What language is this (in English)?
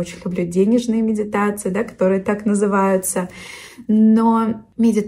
Russian